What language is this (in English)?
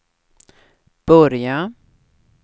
Swedish